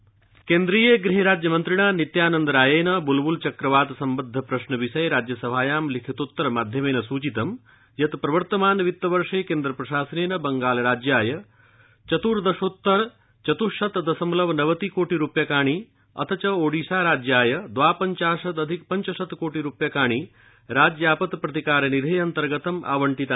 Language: Sanskrit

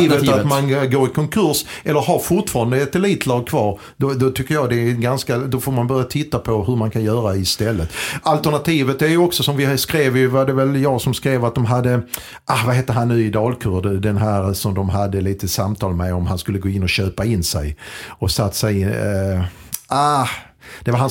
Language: Swedish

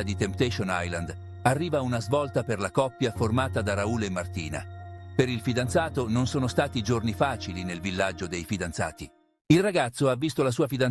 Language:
Italian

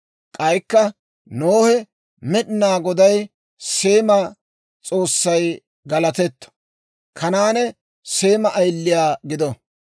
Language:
Dawro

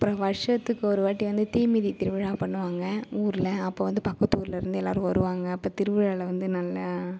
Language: Tamil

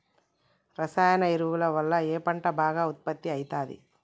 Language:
Telugu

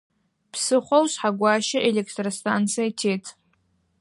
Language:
Adyghe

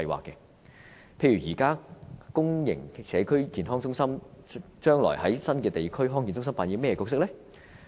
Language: Cantonese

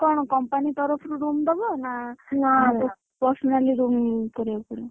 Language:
Odia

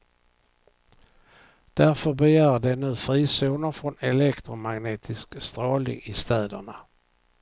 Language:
Swedish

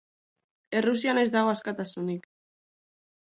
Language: Basque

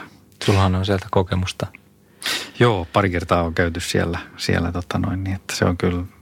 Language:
Finnish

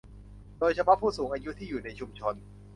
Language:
Thai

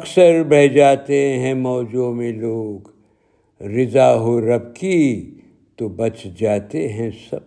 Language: Urdu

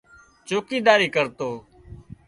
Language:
Wadiyara Koli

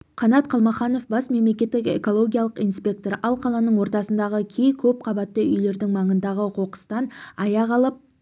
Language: Kazakh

